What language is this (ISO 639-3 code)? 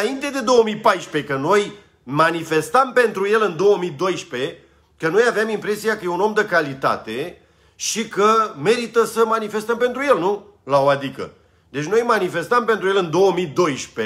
ron